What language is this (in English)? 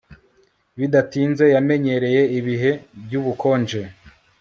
Kinyarwanda